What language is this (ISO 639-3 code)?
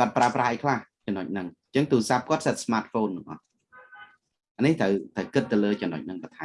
vie